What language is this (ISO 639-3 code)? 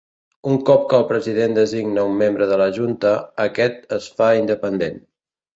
cat